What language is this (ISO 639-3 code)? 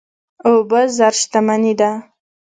pus